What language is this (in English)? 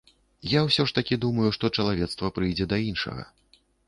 Belarusian